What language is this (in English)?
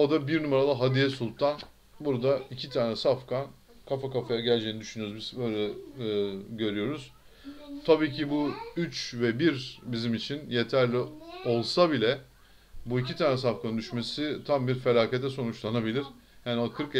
Turkish